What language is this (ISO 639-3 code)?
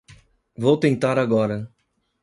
por